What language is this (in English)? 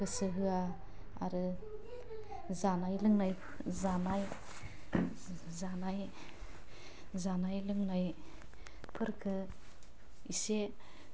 Bodo